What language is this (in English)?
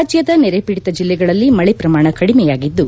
Kannada